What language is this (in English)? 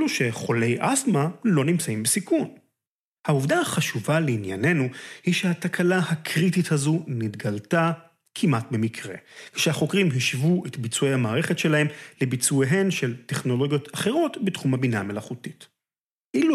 Hebrew